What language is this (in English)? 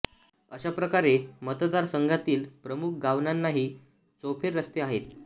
Marathi